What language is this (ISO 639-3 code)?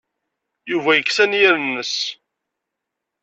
kab